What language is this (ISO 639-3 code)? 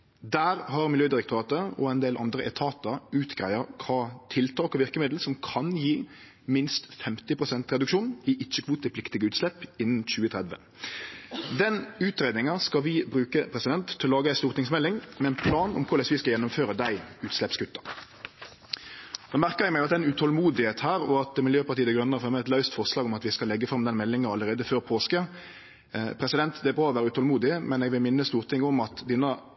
nno